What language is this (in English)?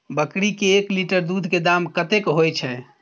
Maithili